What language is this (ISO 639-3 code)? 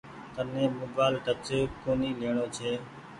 gig